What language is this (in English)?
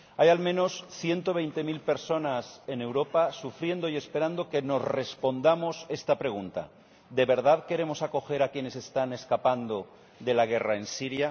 Spanish